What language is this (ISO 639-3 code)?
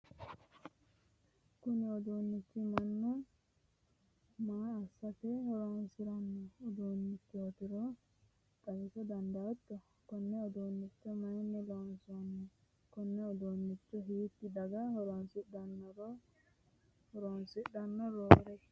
sid